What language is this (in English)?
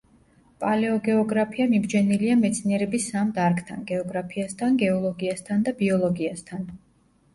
Georgian